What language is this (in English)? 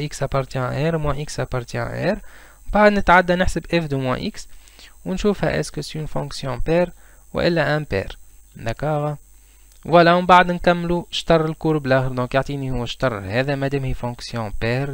Arabic